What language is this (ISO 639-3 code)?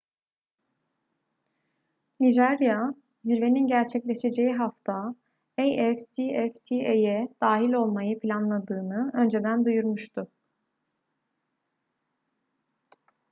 tur